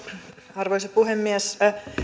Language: Finnish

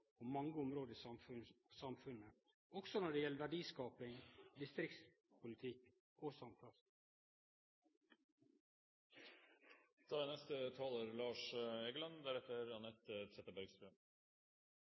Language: Norwegian Nynorsk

